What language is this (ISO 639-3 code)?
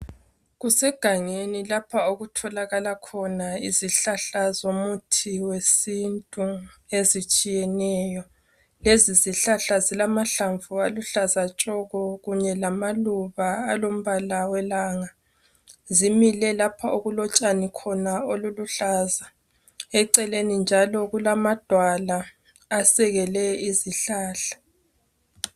nde